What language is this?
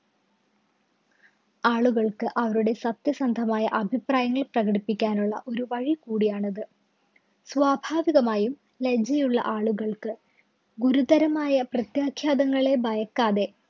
Malayalam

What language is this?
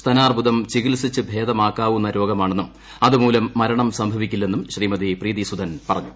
Malayalam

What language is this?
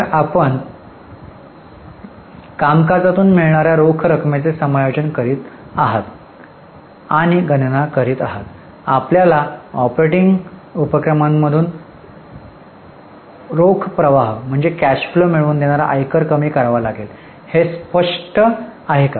Marathi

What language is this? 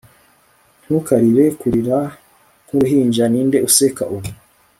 Kinyarwanda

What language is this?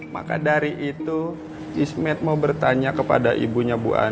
Indonesian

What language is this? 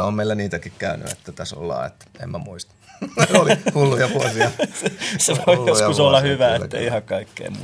Finnish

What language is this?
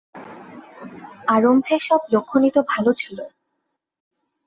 Bangla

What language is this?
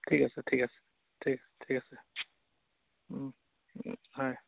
Assamese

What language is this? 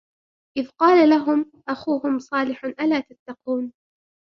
Arabic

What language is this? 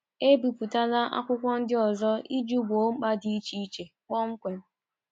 Igbo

